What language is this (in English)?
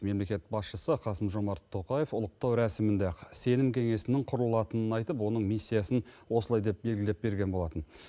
Kazakh